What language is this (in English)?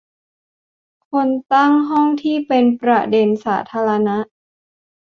Thai